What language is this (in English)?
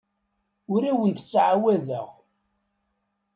Kabyle